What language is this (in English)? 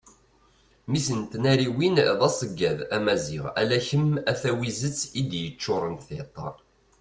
Kabyle